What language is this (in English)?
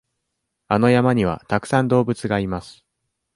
Japanese